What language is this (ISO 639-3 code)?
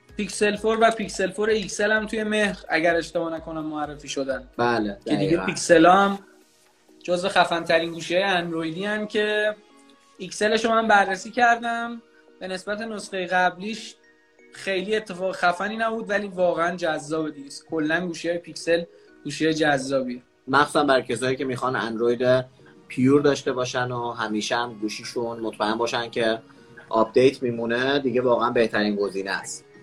fas